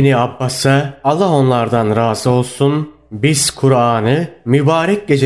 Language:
Turkish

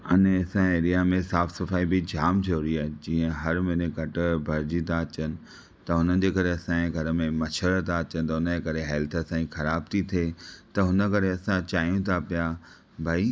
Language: Sindhi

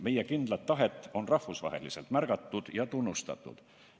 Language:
Estonian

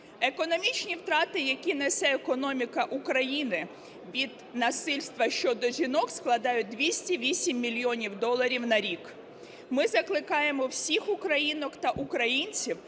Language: Ukrainian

